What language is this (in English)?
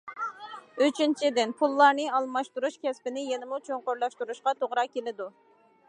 Uyghur